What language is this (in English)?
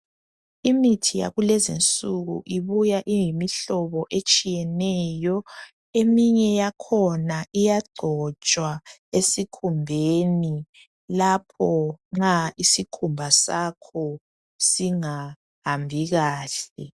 North Ndebele